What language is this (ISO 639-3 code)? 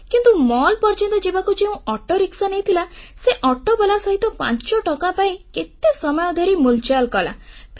ori